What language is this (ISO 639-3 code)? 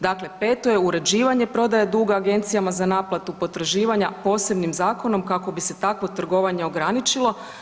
hrv